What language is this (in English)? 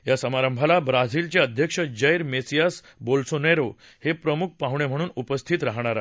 Marathi